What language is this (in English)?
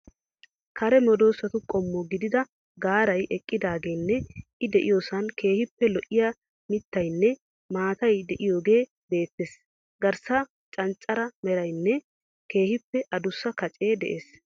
Wolaytta